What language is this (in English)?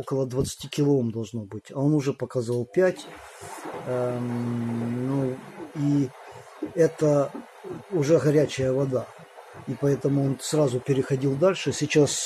Russian